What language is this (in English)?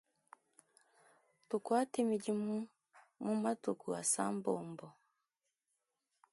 Luba-Lulua